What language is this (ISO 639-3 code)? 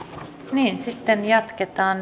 fin